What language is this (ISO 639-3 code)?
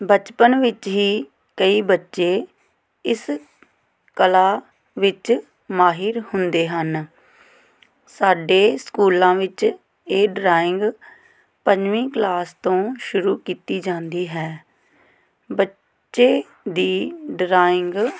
pan